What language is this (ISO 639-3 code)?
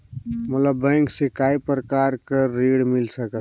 hne